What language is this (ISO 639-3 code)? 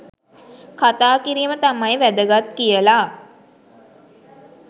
sin